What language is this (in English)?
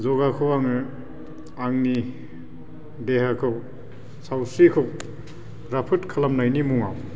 Bodo